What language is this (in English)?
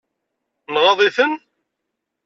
Kabyle